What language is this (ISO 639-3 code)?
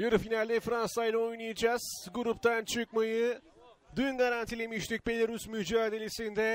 tur